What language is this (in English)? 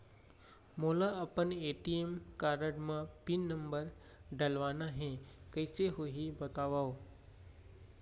Chhattisgarhi